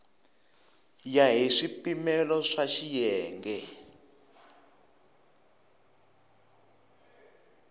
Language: Tsonga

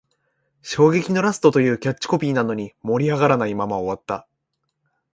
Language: Japanese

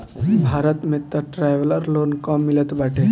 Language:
Bhojpuri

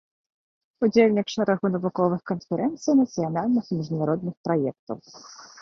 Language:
Belarusian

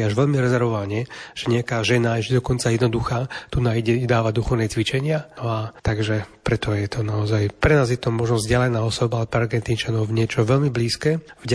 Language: Slovak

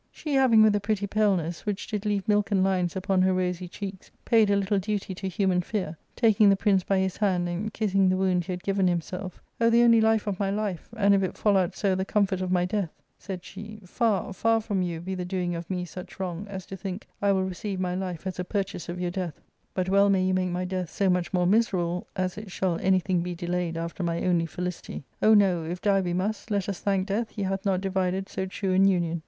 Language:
English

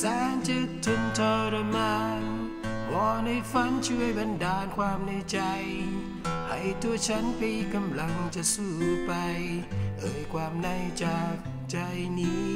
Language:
Thai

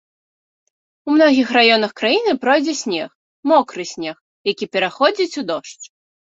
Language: Belarusian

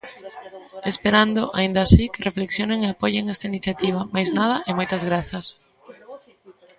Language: Galician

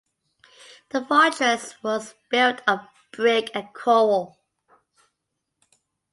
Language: English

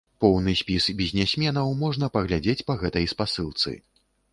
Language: Belarusian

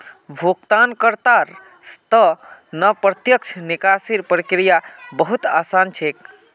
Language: Magahi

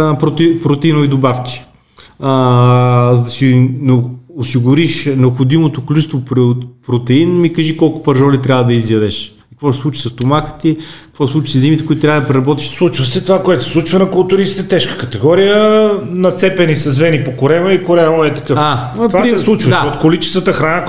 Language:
Bulgarian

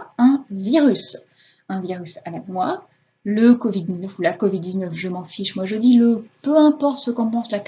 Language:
French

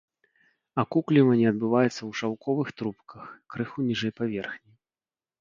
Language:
Belarusian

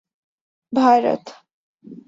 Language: Urdu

